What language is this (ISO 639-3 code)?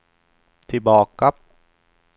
swe